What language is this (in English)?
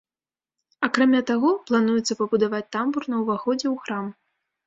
Belarusian